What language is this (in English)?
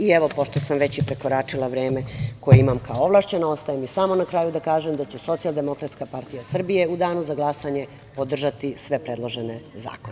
Serbian